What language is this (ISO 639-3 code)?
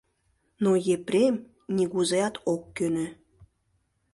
chm